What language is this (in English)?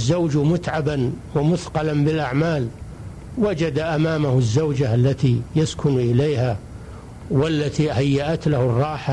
Arabic